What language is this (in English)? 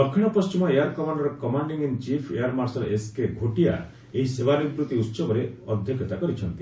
Odia